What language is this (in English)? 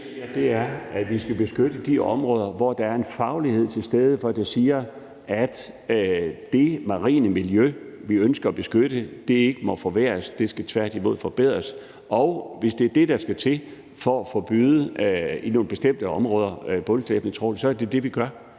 Danish